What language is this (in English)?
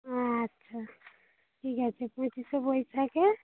Bangla